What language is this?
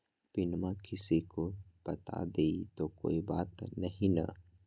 Magahi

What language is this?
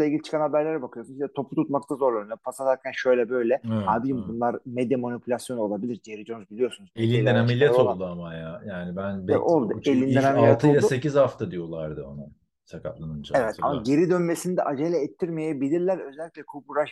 Turkish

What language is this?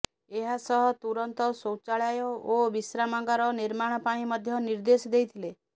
Odia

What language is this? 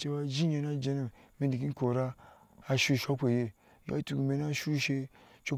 Ashe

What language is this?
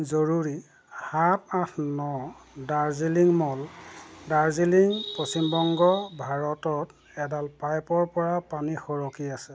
Assamese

